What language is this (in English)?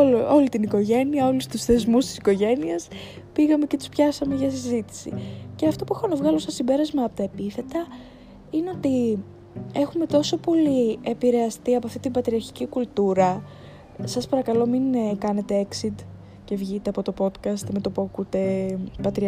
Greek